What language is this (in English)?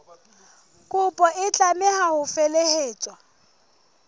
Southern Sotho